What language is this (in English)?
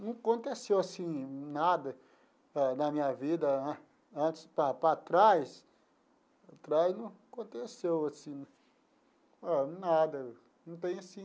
Portuguese